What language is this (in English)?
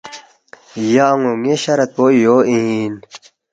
Balti